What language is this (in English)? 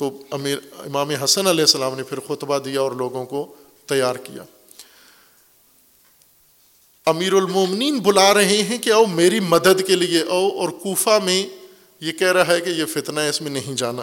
Urdu